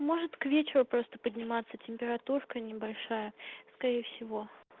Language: Russian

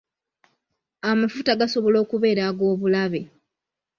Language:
Ganda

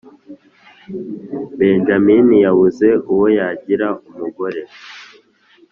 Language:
Kinyarwanda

